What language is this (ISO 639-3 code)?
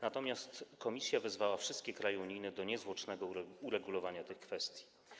pol